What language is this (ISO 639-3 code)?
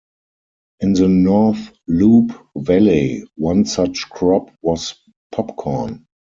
eng